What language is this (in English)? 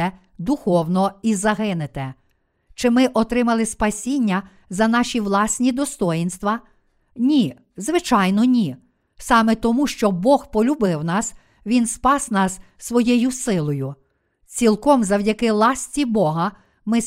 Ukrainian